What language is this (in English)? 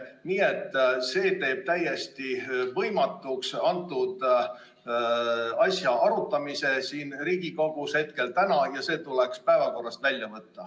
Estonian